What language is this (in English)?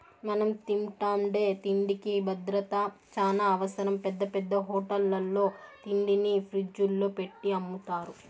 Telugu